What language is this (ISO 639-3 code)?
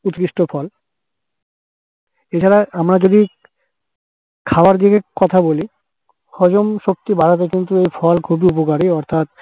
ben